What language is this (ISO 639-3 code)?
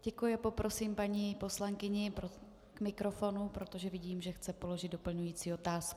ces